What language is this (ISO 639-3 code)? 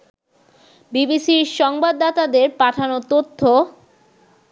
ben